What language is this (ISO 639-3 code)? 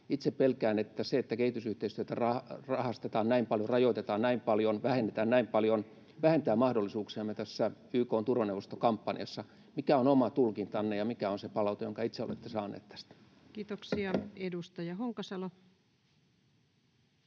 fin